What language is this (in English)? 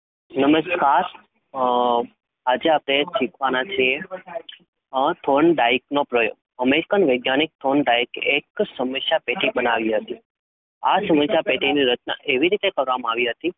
Gujarati